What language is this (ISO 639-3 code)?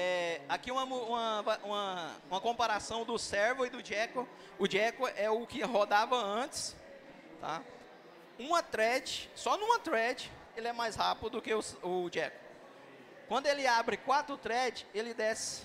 por